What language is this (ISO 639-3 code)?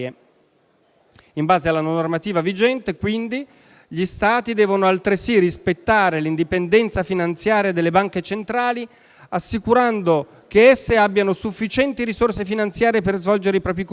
ita